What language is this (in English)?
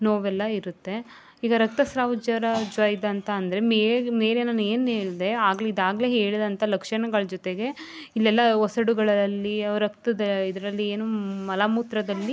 Kannada